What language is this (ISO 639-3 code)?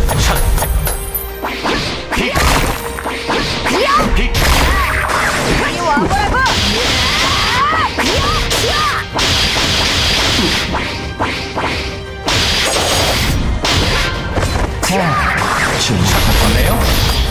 kor